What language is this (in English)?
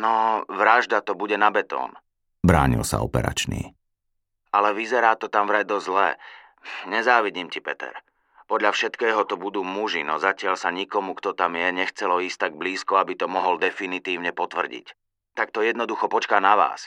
Slovak